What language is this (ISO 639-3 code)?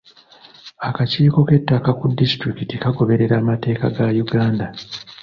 lug